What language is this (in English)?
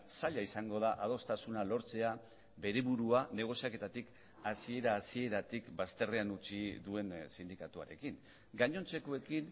Basque